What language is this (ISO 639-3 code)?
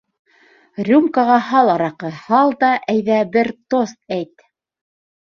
bak